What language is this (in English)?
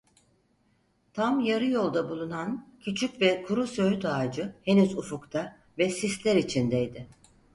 Turkish